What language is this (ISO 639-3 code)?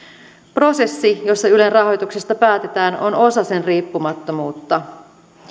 fin